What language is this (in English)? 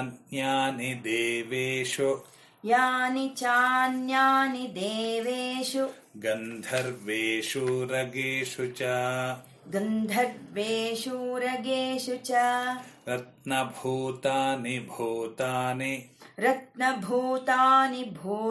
Kannada